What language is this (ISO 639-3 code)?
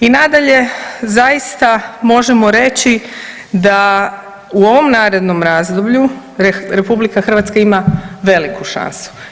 hrv